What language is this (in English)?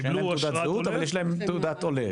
Hebrew